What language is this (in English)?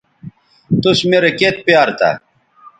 Bateri